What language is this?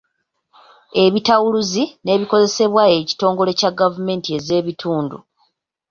Ganda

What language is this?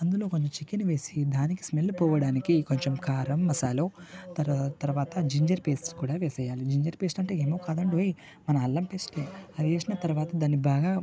Telugu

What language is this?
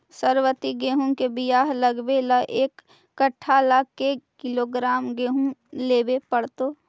Magahi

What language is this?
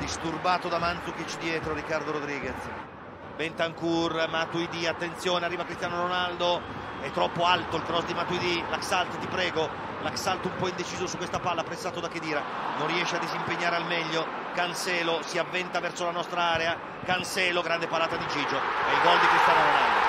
Italian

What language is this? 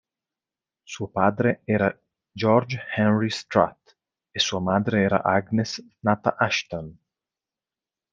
Italian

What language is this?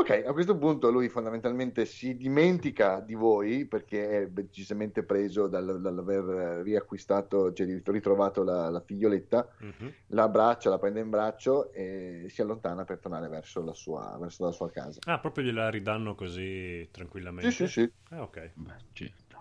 Italian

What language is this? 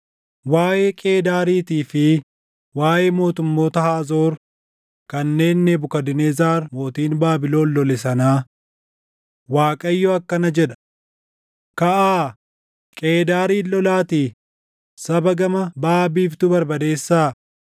Oromo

